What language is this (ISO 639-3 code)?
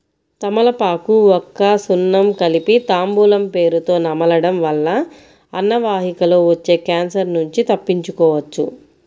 tel